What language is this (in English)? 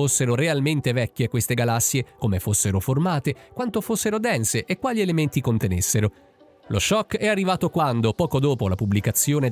Italian